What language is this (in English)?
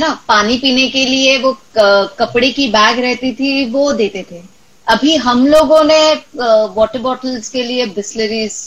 English